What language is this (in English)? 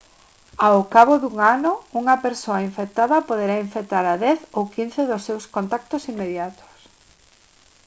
Galician